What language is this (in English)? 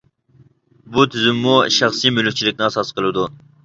Uyghur